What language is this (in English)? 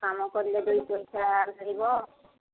Odia